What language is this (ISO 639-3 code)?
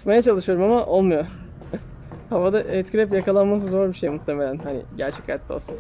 tur